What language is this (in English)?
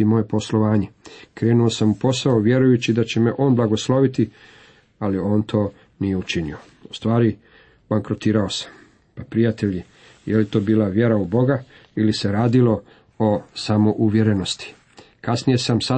Croatian